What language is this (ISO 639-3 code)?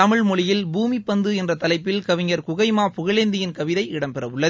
tam